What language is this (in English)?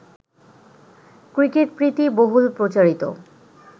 Bangla